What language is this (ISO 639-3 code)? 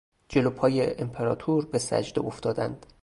fas